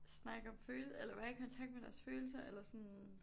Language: Danish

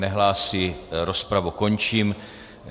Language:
Czech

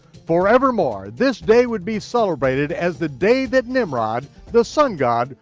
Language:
English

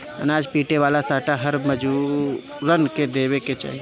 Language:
Bhojpuri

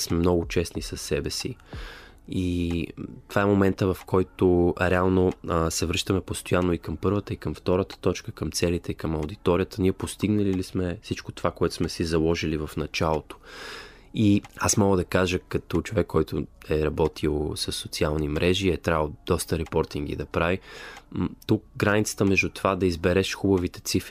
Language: Bulgarian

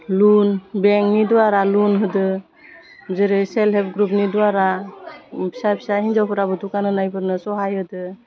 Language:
Bodo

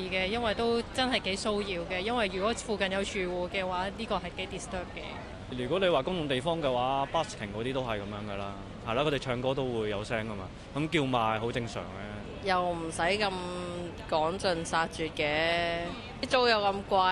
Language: Chinese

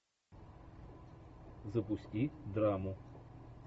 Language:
Russian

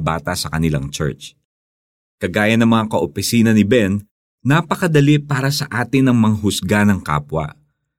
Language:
Filipino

